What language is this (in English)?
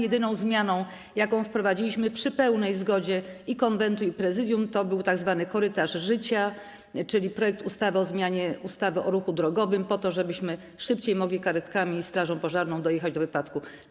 Polish